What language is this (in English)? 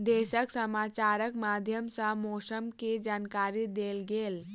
Maithili